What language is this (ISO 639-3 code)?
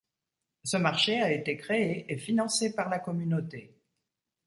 fra